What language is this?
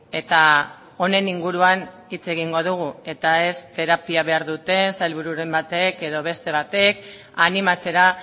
Basque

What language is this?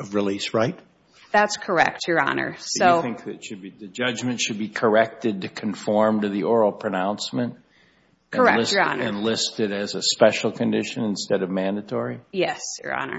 English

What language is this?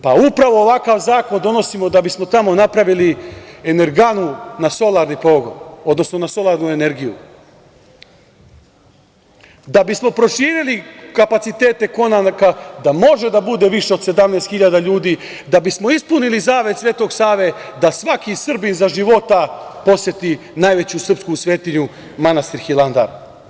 Serbian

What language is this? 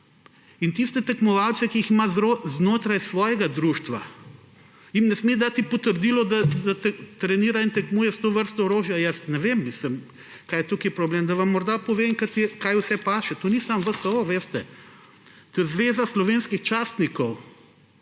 Slovenian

